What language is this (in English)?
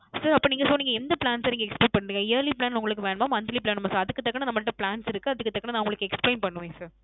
Tamil